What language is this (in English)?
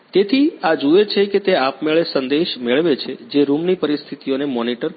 Gujarati